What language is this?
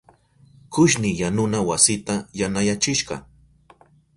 Southern Pastaza Quechua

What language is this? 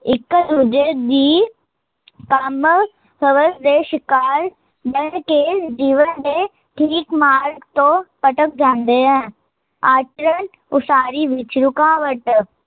Punjabi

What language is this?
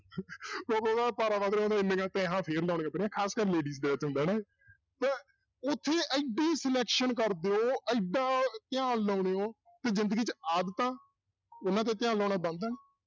Punjabi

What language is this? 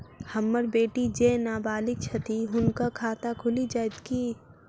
Maithili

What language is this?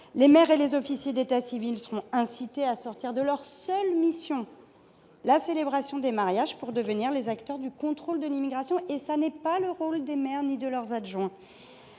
French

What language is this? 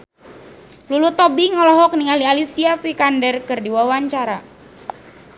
Sundanese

